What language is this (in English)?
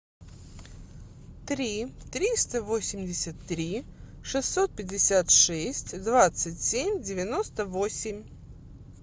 Russian